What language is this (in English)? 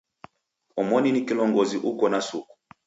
Taita